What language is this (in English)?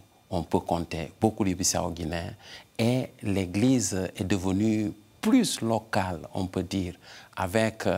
French